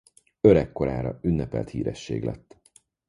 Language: Hungarian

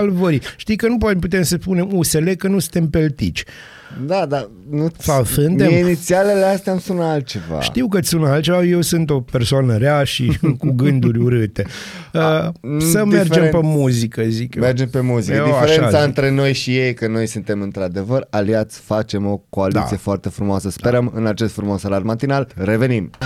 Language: Romanian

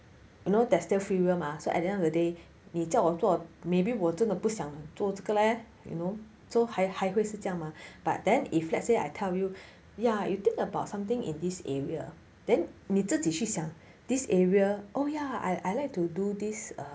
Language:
English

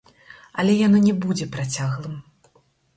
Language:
Belarusian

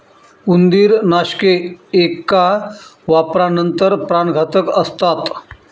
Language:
Marathi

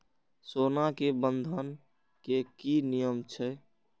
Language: Maithili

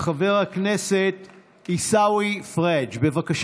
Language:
Hebrew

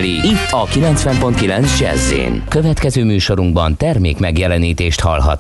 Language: Hungarian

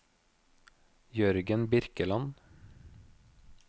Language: Norwegian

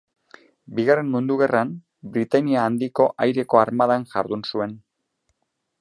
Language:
Basque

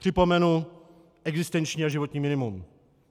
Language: Czech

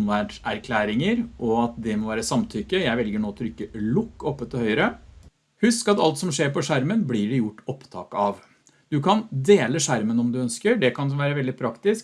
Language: Norwegian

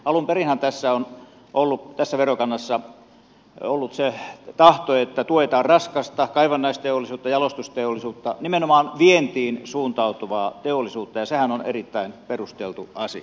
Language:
Finnish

